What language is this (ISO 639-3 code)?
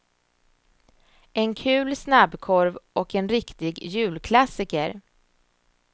swe